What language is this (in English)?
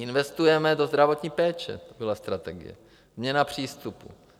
Czech